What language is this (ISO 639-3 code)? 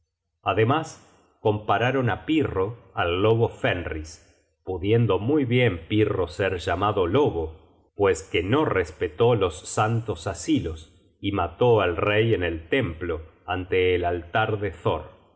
spa